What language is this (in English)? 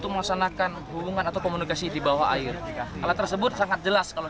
Indonesian